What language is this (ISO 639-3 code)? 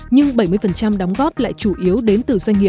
vie